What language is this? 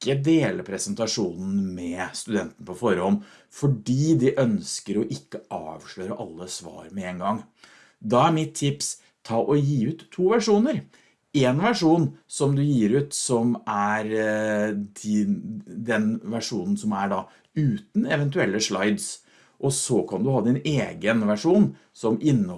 Norwegian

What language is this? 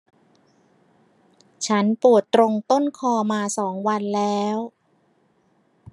Thai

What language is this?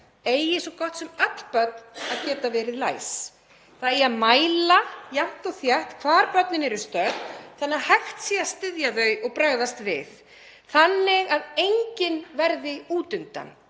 Icelandic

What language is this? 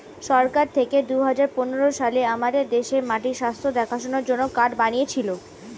Bangla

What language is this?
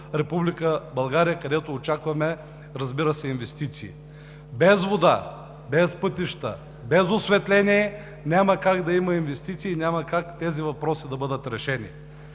Bulgarian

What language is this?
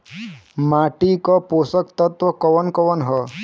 Bhojpuri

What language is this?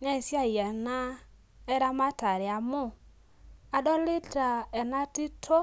Masai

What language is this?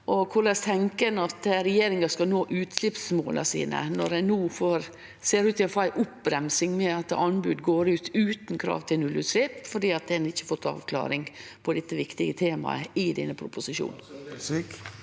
Norwegian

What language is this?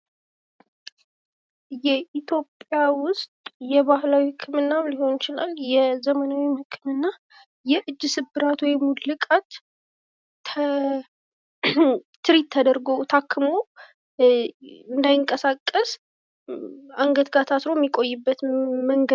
Amharic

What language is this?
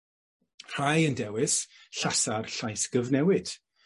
Welsh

